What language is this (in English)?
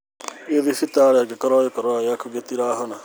Kikuyu